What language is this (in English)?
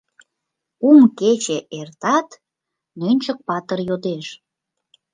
Mari